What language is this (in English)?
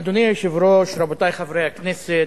Hebrew